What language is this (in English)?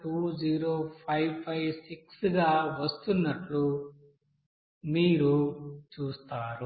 Telugu